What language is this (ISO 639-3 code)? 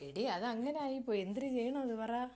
mal